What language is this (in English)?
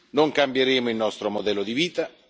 Italian